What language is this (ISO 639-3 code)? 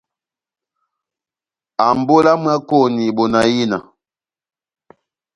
bnm